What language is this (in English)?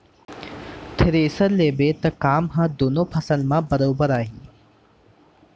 Chhattisgarhi